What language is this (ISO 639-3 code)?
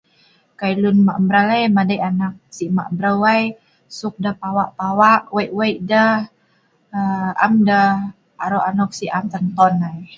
snv